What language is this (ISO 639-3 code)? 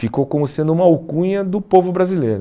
por